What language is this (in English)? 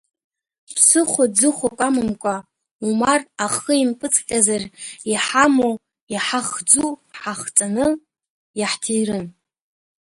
Abkhazian